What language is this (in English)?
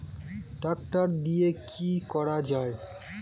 Bangla